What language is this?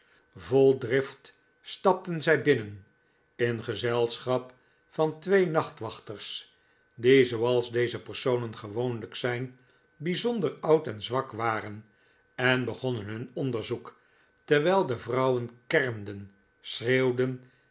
Dutch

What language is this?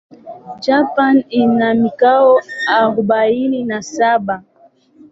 Swahili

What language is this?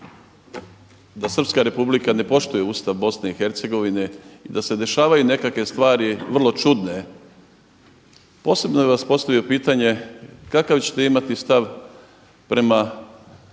Croatian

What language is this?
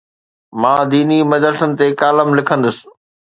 Sindhi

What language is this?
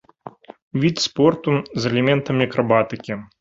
Belarusian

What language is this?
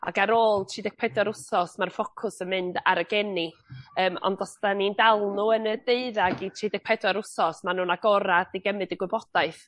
Welsh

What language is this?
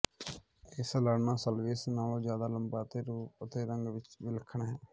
Punjabi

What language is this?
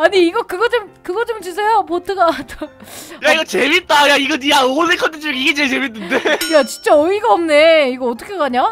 Korean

